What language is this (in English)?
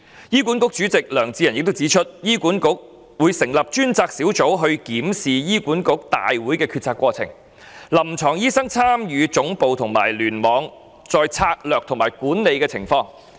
Cantonese